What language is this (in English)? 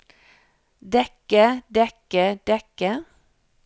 Norwegian